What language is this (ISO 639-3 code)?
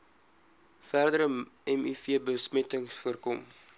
afr